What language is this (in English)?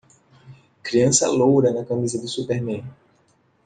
Portuguese